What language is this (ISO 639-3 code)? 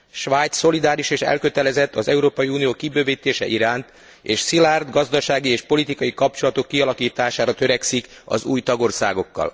hun